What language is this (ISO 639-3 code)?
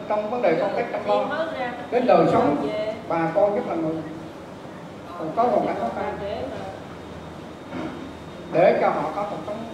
vie